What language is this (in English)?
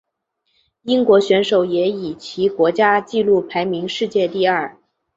Chinese